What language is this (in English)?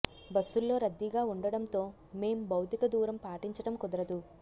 Telugu